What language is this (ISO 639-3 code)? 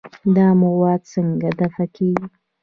pus